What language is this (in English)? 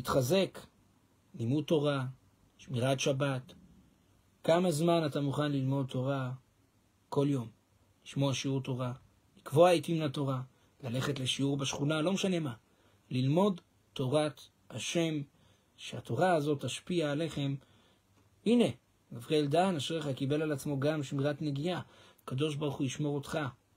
Hebrew